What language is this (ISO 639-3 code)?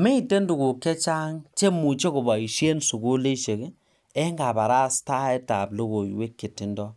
kln